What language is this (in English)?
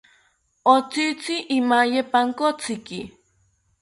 South Ucayali Ashéninka